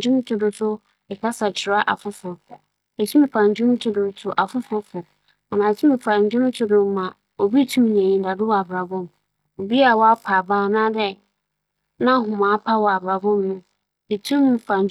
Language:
Akan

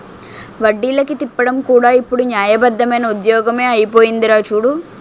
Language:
Telugu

